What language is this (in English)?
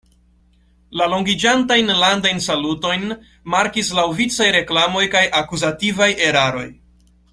Esperanto